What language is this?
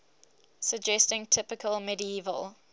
English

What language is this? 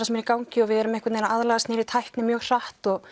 Icelandic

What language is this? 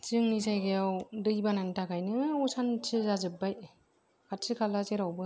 Bodo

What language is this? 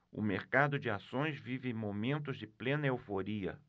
Portuguese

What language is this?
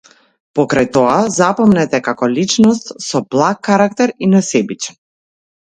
Macedonian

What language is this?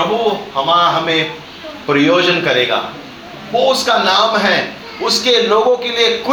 Hindi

